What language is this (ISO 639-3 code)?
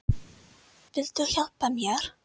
isl